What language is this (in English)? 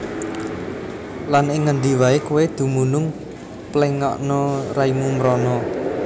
Javanese